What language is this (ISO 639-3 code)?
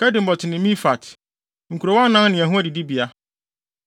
aka